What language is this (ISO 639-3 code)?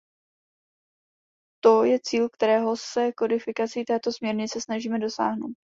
ces